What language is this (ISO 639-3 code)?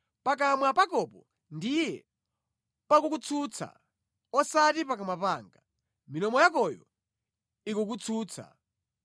nya